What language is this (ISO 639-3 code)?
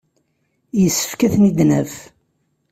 kab